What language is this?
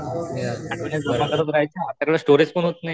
Marathi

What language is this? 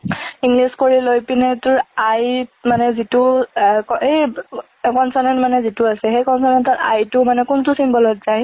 Assamese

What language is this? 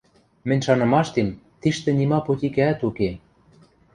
Western Mari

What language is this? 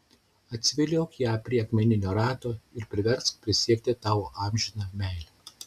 Lithuanian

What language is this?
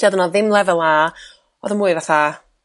Welsh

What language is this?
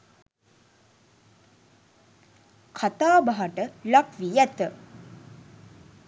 Sinhala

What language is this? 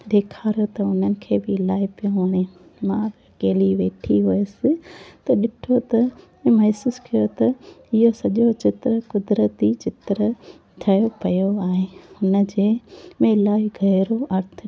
Sindhi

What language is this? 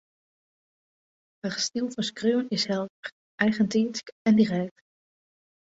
Western Frisian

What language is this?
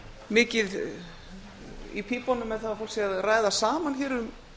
Icelandic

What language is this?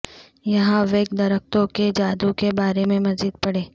Urdu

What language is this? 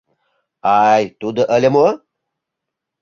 Mari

